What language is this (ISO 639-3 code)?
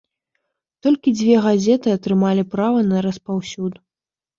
bel